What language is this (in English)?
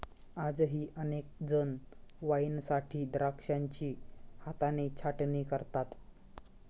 Marathi